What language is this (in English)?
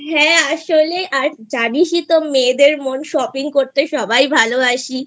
Bangla